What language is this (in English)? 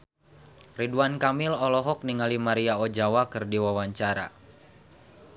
Sundanese